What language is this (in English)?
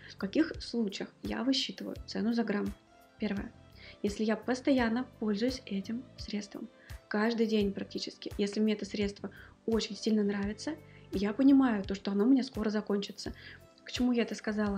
Russian